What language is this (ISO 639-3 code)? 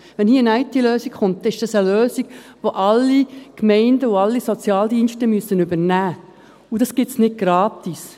gsw